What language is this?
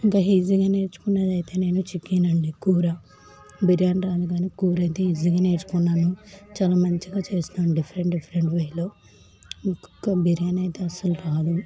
Telugu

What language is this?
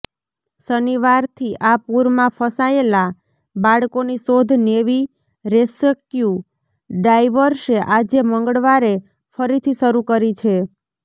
Gujarati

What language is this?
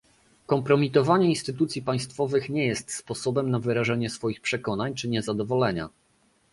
Polish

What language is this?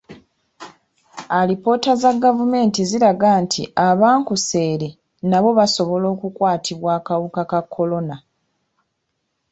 Ganda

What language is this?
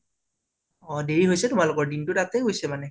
Assamese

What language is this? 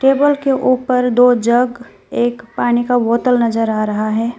Hindi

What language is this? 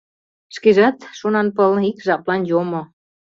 Mari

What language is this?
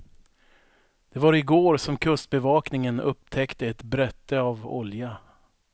Swedish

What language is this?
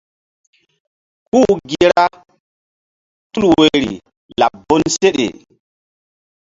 Mbum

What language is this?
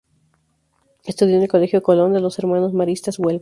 Spanish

